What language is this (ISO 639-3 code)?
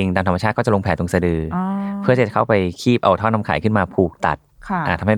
tha